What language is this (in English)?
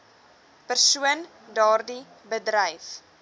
Afrikaans